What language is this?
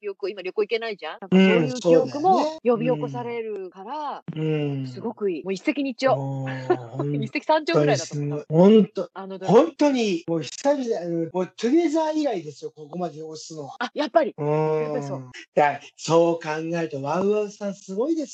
Japanese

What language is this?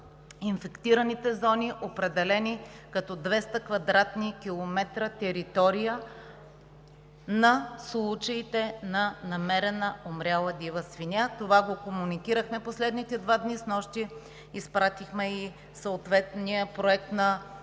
Bulgarian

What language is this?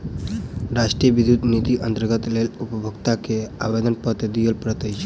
Maithili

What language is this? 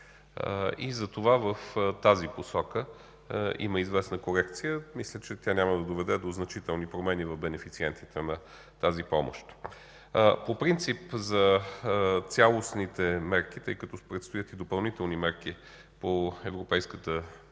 Bulgarian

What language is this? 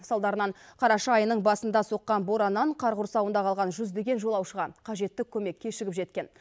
Kazakh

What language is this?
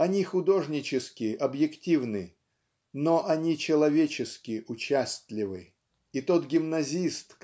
Russian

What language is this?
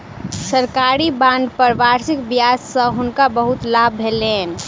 Maithili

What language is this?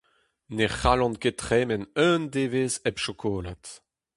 Breton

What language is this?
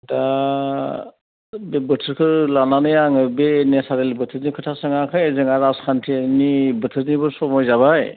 Bodo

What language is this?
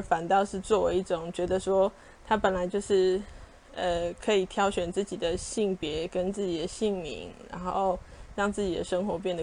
Chinese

